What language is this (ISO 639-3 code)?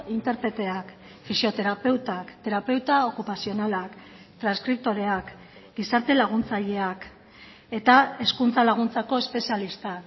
eus